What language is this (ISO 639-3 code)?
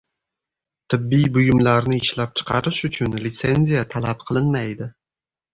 uzb